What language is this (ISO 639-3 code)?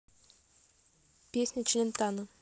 rus